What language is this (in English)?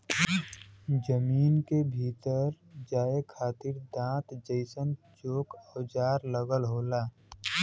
Bhojpuri